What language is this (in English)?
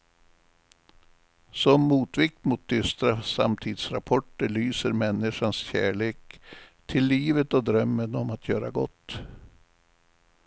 Swedish